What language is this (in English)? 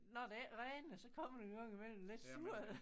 Danish